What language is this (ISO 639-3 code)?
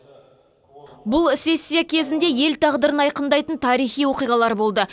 kaz